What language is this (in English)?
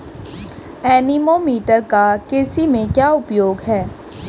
Hindi